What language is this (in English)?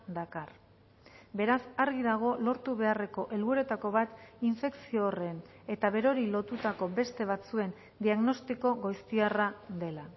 Basque